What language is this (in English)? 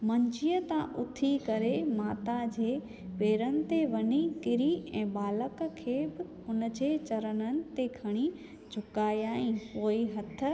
Sindhi